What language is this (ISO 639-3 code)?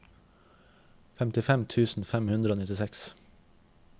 nor